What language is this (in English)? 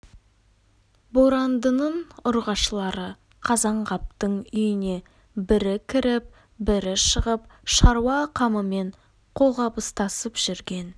Kazakh